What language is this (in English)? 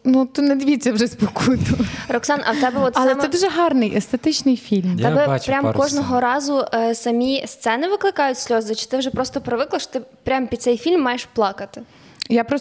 Ukrainian